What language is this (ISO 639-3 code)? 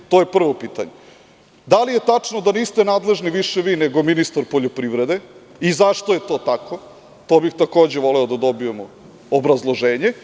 srp